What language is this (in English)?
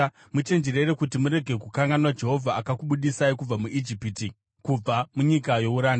Shona